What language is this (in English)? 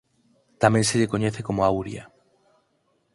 Galician